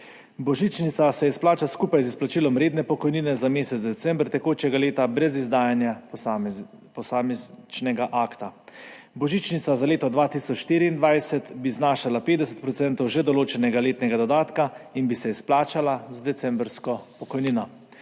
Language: Slovenian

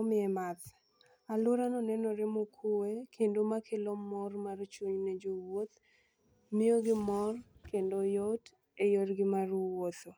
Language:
Luo (Kenya and Tanzania)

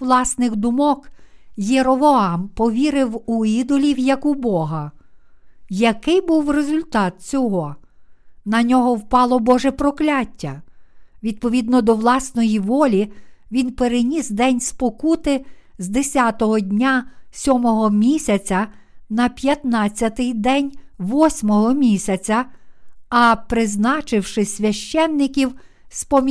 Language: Ukrainian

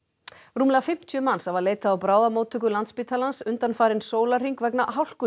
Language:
Icelandic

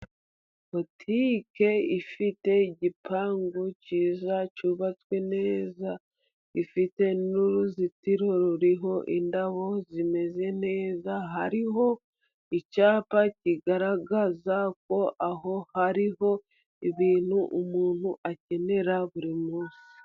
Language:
Kinyarwanda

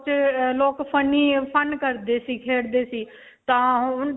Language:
Punjabi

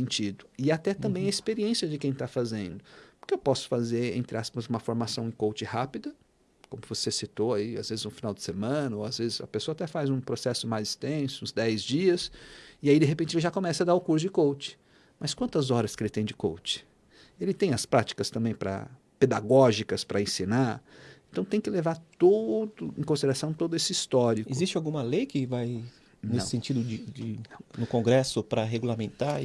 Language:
Portuguese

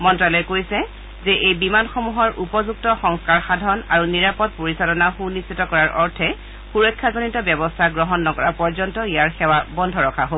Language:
Assamese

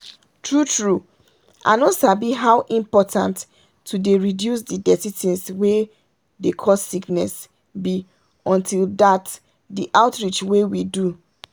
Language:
Nigerian Pidgin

